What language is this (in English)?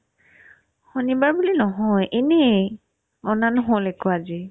Assamese